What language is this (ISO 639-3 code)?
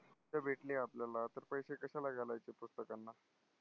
mar